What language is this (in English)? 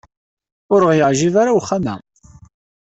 Kabyle